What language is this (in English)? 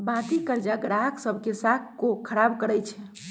Magahi